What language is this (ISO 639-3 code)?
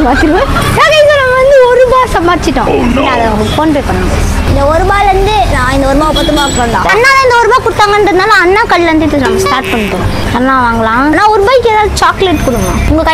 tam